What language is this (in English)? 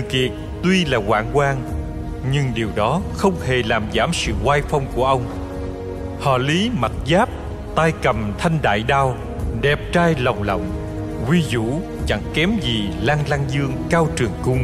Vietnamese